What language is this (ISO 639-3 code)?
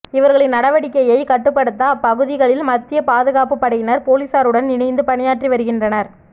tam